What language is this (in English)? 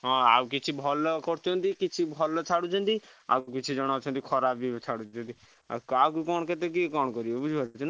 Odia